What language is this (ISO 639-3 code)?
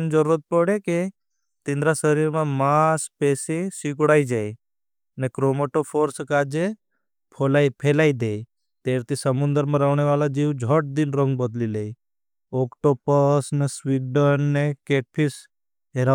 bhb